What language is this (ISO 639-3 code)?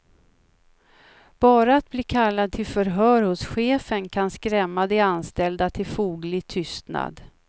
swe